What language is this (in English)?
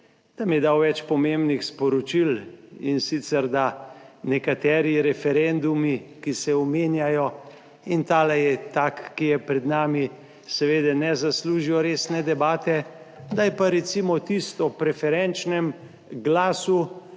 Slovenian